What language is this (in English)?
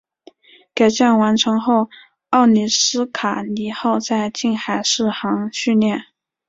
Chinese